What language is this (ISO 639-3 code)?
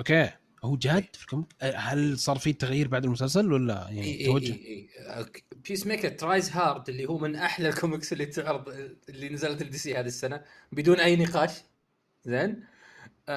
ara